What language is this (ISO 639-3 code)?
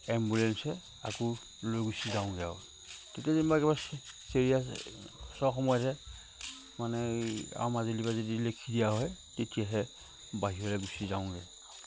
asm